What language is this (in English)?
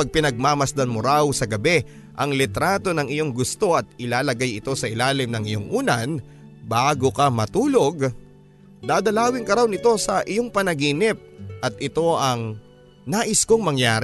Filipino